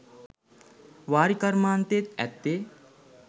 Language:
Sinhala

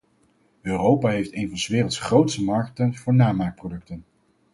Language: Dutch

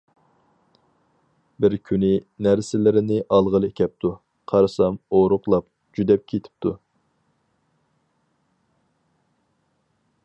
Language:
Uyghur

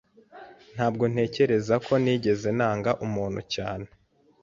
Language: Kinyarwanda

